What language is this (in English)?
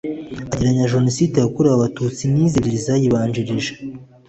Kinyarwanda